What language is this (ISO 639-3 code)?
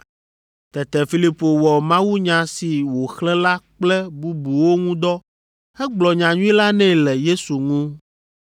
ewe